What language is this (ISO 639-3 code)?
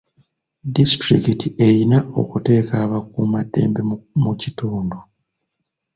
lug